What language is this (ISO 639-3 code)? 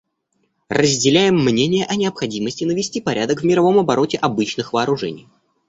rus